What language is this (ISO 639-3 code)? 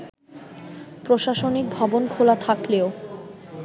ben